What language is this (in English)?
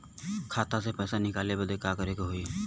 Bhojpuri